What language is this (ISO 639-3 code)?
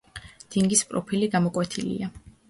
kat